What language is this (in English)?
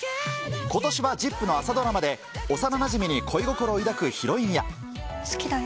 Japanese